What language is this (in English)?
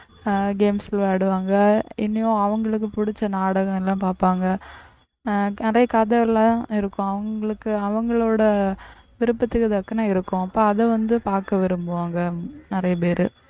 Tamil